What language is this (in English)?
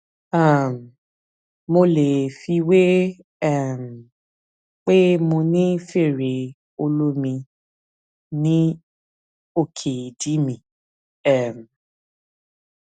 Yoruba